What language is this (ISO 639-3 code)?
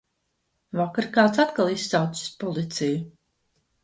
lav